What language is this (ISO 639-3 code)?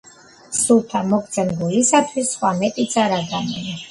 kat